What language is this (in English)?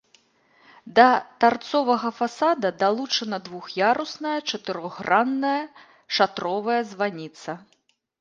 Belarusian